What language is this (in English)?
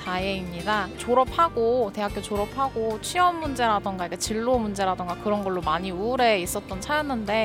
Korean